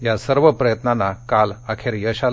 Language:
Marathi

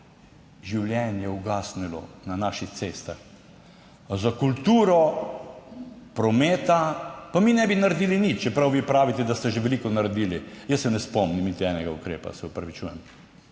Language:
Slovenian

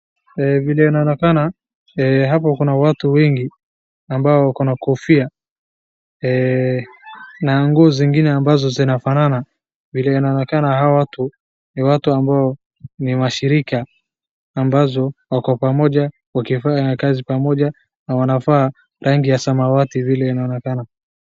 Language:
Swahili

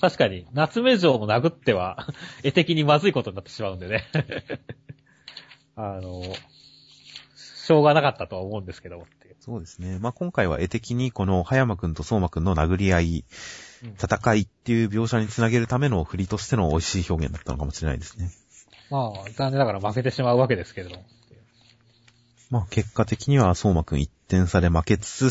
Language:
Japanese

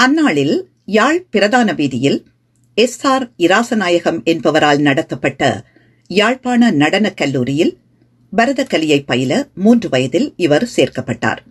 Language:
Tamil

